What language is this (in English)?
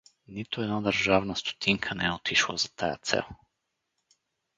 Bulgarian